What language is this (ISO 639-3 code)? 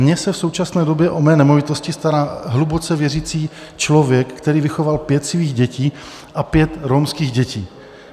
ces